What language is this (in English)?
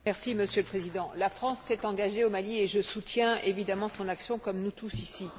French